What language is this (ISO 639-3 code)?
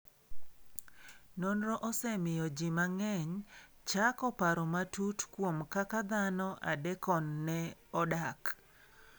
luo